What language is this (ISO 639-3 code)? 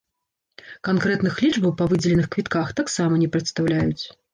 bel